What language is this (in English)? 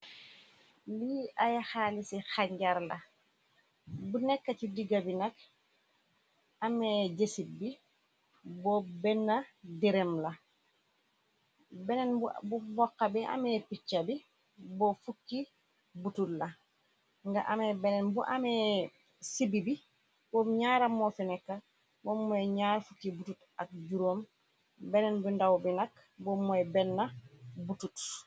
Wolof